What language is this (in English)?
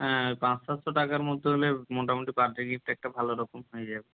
Bangla